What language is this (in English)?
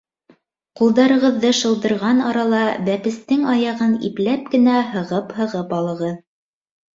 Bashkir